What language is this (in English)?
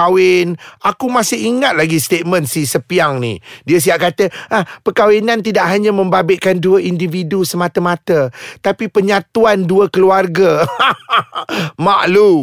Malay